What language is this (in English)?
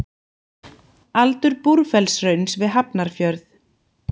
Icelandic